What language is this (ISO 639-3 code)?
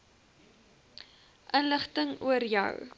afr